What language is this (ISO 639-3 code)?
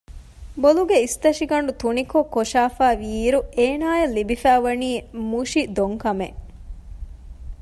div